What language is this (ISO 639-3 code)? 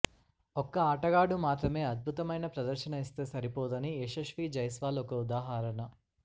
tel